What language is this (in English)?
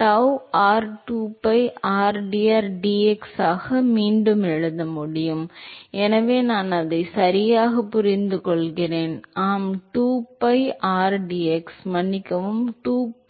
Tamil